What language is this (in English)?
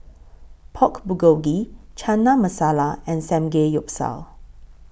English